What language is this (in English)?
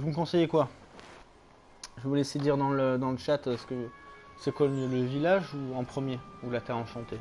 French